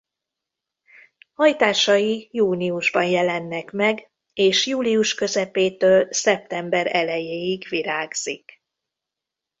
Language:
Hungarian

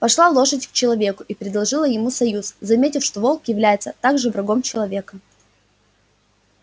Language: Russian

